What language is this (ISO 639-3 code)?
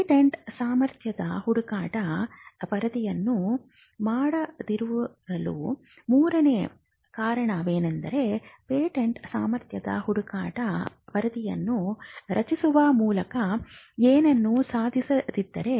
kan